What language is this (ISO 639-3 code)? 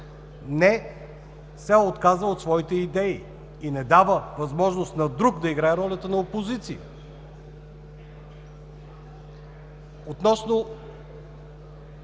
bul